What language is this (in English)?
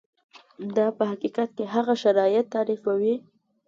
Pashto